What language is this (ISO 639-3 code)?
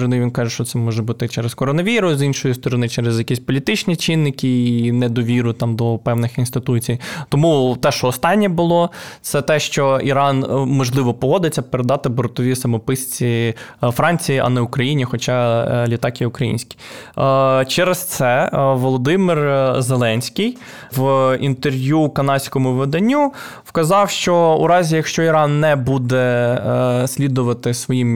ukr